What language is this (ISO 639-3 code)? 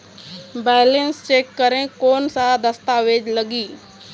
hne